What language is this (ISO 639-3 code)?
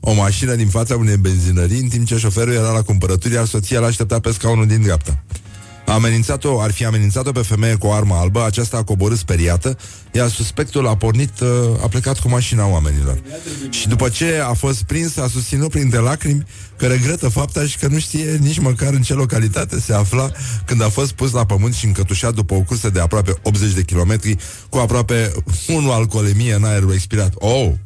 ron